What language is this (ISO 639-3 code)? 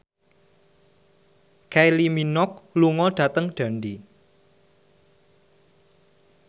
jav